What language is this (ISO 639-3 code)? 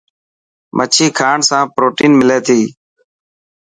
mki